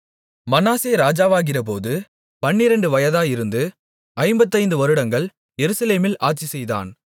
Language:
Tamil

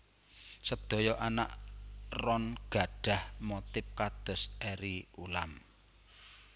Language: Javanese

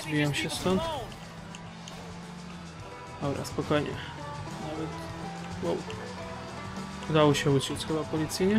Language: Polish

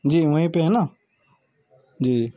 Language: Urdu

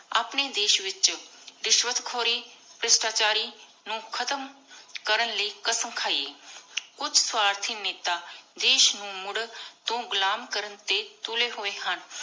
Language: Punjabi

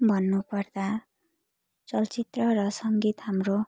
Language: Nepali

